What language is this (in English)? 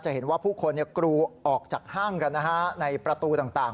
Thai